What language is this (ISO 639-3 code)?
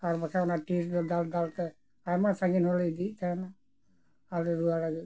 sat